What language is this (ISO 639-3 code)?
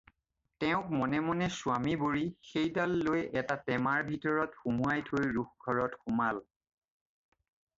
asm